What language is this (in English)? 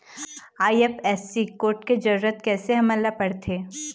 Chhattisgarhi